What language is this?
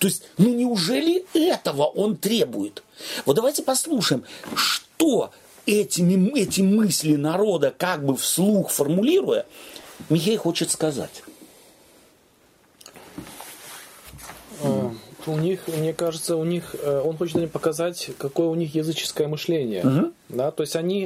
Russian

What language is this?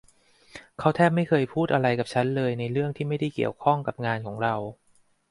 Thai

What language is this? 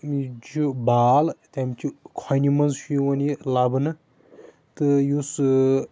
Kashmiri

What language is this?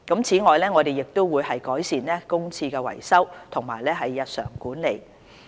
Cantonese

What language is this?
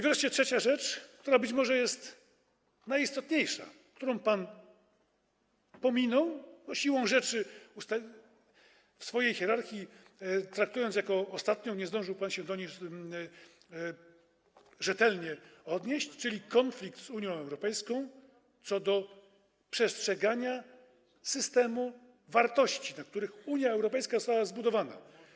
Polish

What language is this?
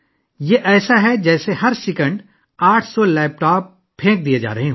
Urdu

